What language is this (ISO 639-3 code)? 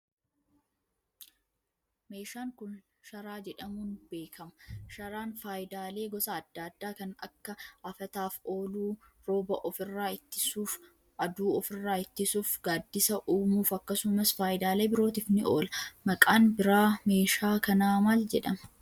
orm